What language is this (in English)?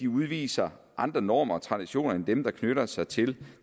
Danish